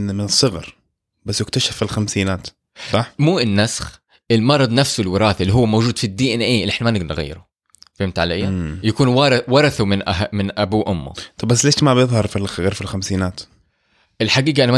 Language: Arabic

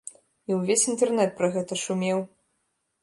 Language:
Belarusian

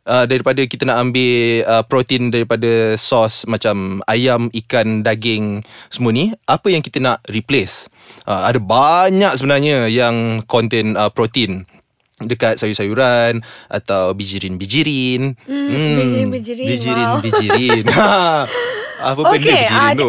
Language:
Malay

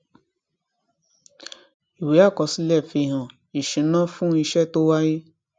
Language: Yoruba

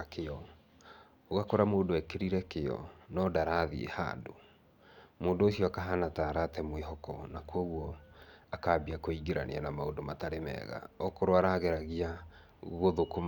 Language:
Kikuyu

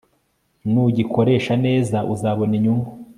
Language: Kinyarwanda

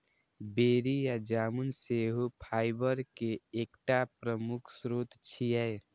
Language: Maithili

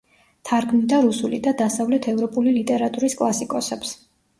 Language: Georgian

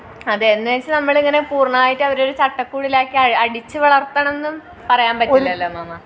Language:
Malayalam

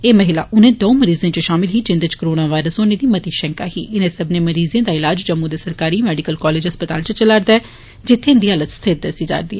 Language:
Dogri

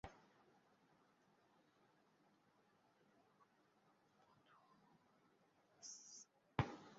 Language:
Bangla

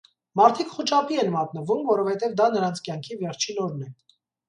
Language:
Armenian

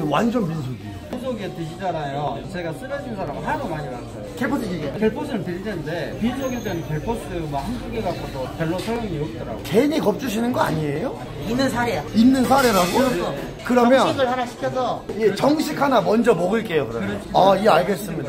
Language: Korean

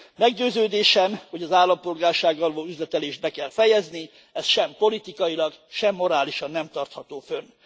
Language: Hungarian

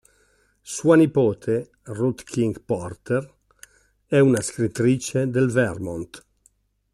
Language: Italian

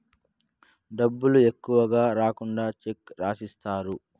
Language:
Telugu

